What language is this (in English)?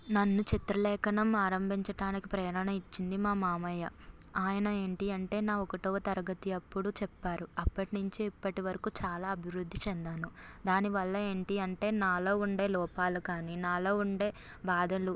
Telugu